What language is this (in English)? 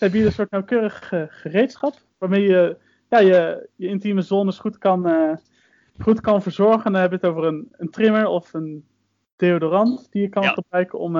Dutch